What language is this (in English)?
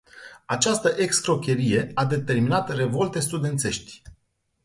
Romanian